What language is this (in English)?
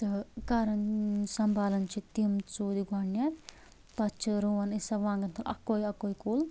Kashmiri